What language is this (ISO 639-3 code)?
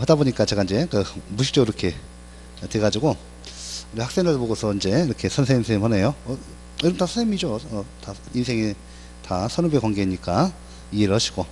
kor